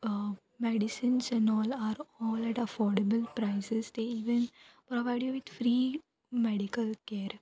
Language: Konkani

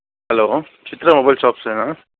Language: Telugu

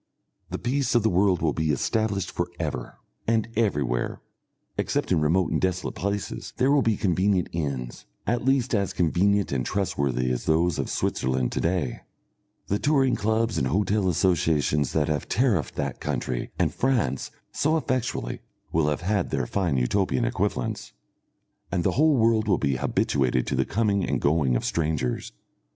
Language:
English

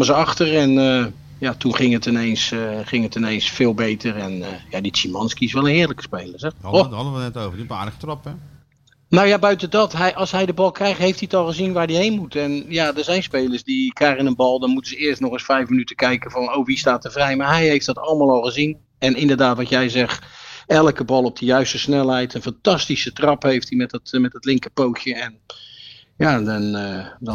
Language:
Dutch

